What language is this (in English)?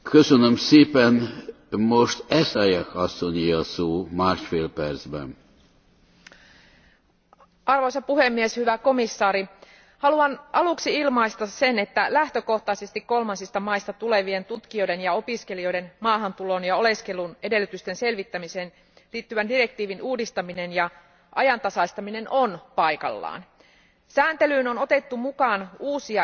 Finnish